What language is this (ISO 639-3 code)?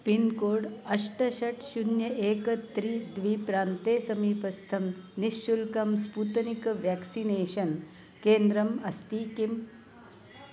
san